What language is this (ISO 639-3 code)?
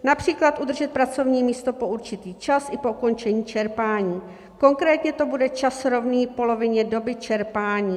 ces